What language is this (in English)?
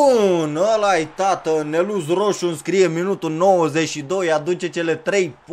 Romanian